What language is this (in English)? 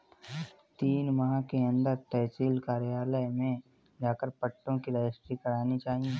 Hindi